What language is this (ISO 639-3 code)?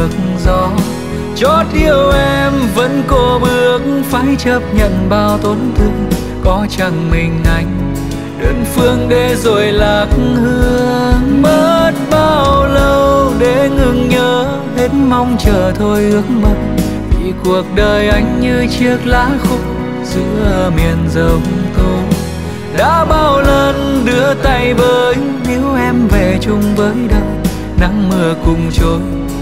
vie